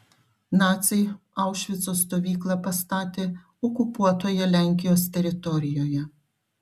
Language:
Lithuanian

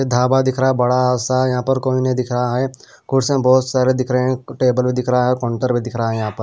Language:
Hindi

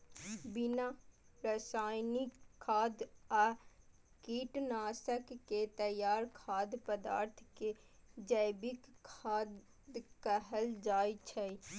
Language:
Maithili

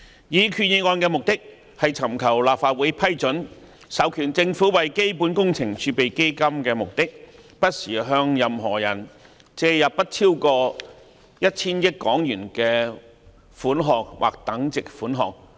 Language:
Cantonese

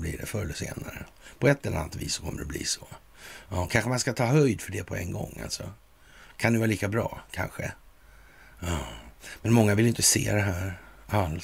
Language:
Swedish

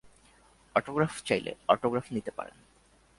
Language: Bangla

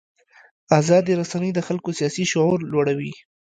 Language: Pashto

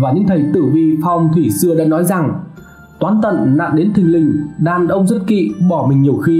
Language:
Vietnamese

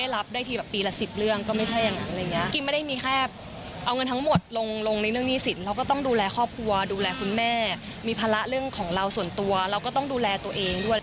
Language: Thai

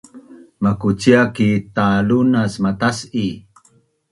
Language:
Bunun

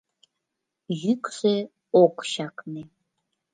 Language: Mari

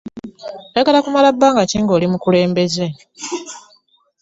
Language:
Ganda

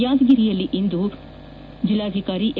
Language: Kannada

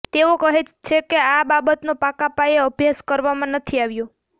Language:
Gujarati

